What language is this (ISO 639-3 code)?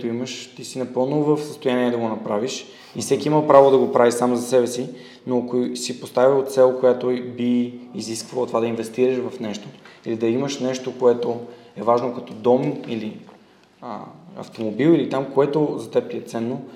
bul